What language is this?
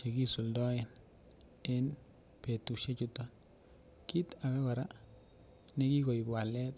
Kalenjin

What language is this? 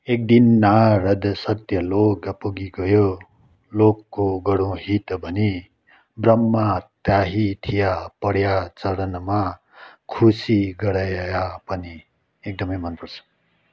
Nepali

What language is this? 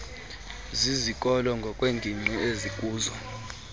Xhosa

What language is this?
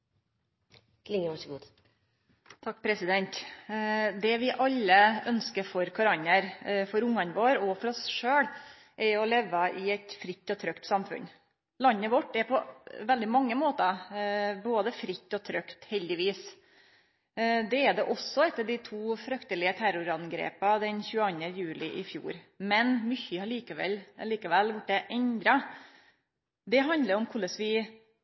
Norwegian Nynorsk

